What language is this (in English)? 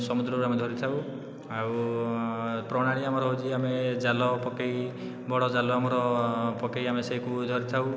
Odia